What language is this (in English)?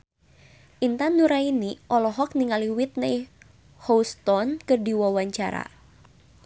Sundanese